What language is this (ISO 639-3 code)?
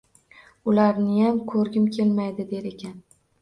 uzb